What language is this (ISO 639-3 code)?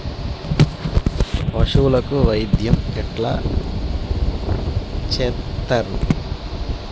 tel